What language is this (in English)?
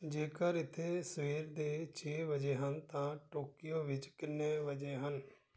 Punjabi